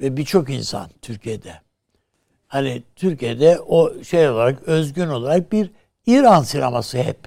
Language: Turkish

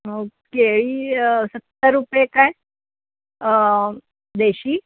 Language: Marathi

